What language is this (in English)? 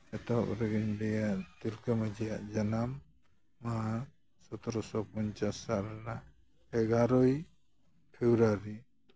Santali